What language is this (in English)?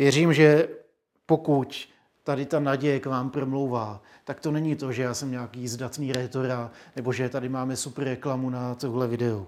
Czech